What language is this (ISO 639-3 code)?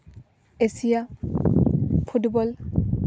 sat